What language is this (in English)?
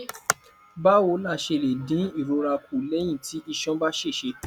Yoruba